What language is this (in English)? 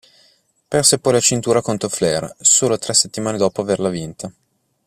Italian